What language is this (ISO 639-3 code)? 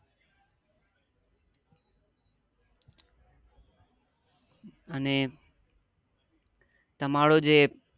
guj